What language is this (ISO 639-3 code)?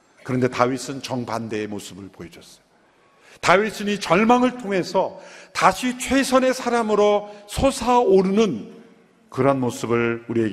kor